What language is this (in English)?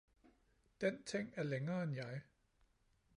Danish